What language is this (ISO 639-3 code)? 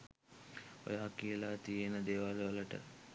sin